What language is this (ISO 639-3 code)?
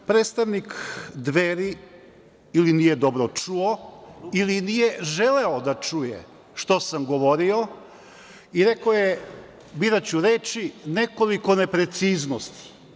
srp